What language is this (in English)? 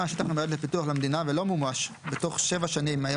Hebrew